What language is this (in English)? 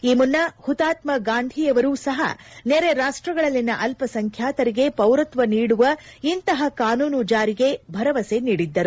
Kannada